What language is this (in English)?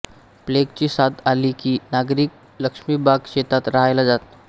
Marathi